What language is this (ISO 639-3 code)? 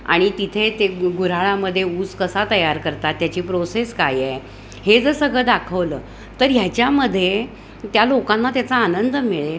mar